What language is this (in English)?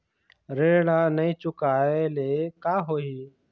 Chhattisgarhi